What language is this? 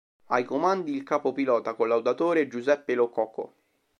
Italian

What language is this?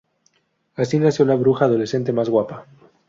Spanish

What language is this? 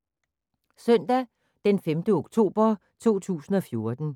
Danish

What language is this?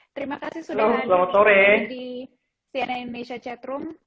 Indonesian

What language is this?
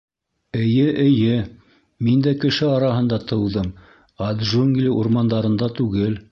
Bashkir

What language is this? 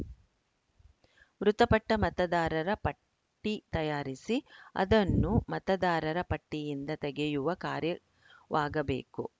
Kannada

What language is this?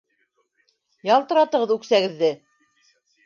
Bashkir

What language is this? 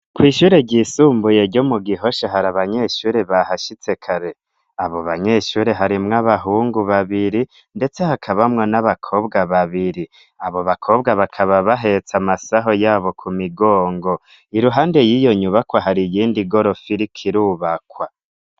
Rundi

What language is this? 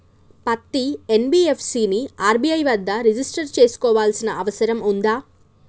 Telugu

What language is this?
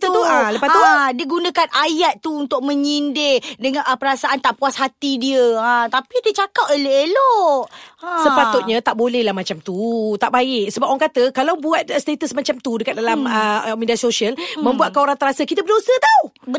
Malay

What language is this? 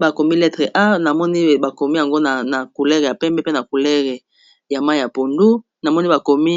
Lingala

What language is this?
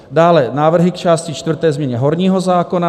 Czech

